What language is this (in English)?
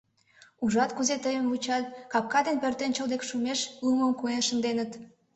Mari